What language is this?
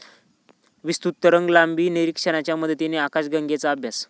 Marathi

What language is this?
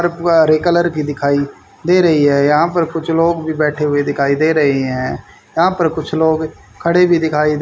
Hindi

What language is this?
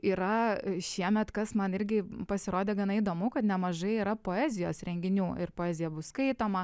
Lithuanian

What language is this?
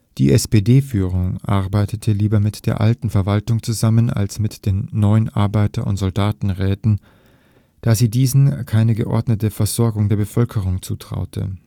German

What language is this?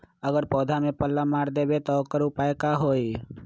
Magahi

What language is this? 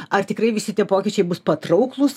Lithuanian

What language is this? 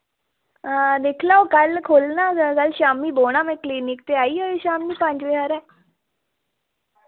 Dogri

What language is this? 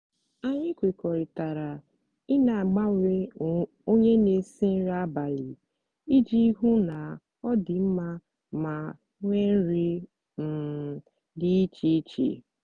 Igbo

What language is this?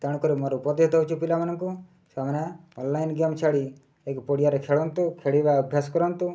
Odia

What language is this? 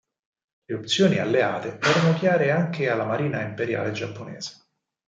Italian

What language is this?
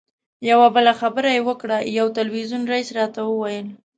Pashto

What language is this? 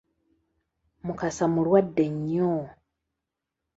Ganda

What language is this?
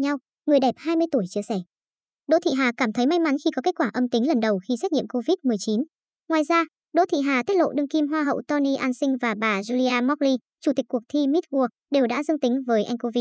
Vietnamese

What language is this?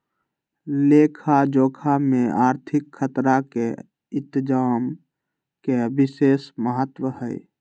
Magahi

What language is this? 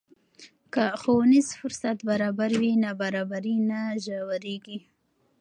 Pashto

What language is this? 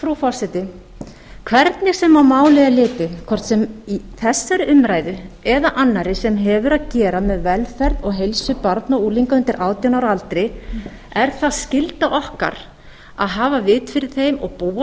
Icelandic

